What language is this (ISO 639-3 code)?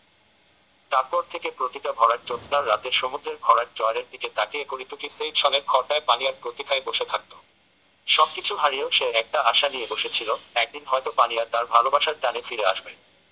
ben